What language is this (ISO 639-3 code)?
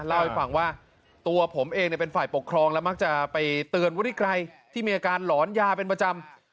tha